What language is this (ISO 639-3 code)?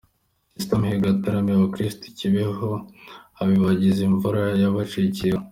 kin